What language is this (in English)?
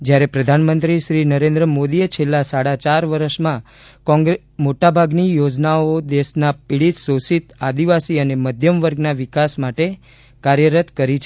Gujarati